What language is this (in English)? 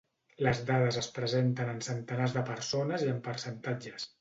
Catalan